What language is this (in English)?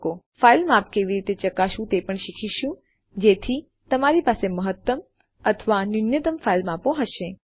Gujarati